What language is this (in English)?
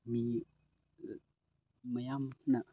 Manipuri